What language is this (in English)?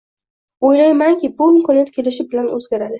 Uzbek